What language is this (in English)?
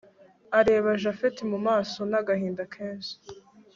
Kinyarwanda